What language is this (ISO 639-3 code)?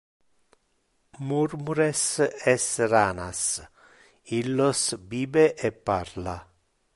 ina